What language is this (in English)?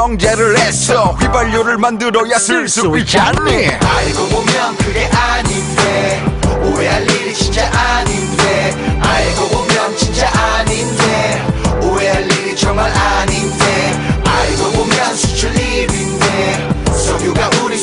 Korean